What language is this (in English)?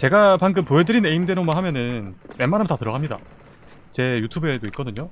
Korean